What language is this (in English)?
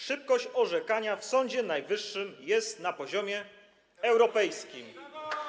Polish